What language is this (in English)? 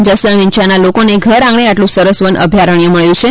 Gujarati